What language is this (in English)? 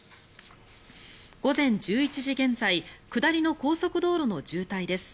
Japanese